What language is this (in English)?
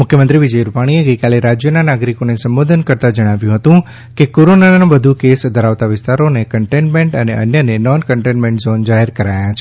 Gujarati